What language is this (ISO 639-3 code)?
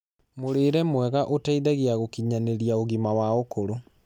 kik